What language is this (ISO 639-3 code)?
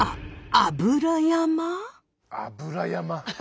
jpn